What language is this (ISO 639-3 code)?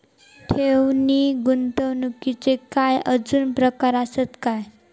mar